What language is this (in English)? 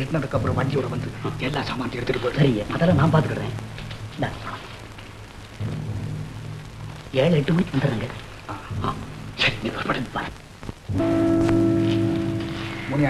Indonesian